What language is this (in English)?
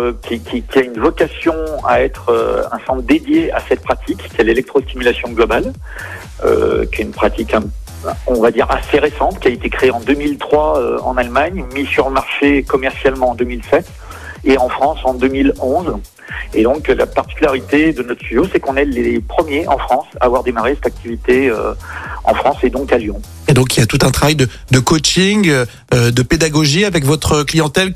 French